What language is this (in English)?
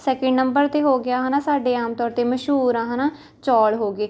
Punjabi